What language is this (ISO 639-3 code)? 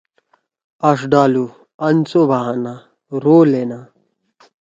trw